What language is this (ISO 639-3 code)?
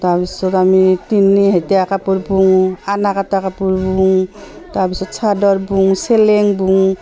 asm